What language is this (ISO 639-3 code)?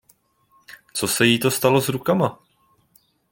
ces